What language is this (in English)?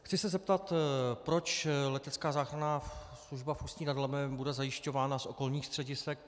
Czech